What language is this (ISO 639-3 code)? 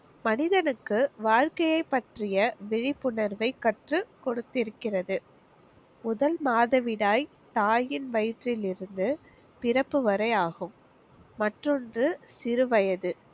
tam